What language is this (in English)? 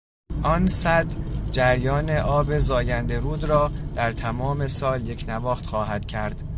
Persian